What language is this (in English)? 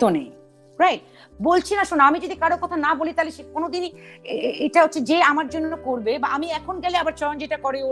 Hindi